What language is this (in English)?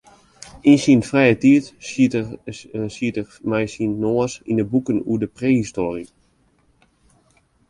Western Frisian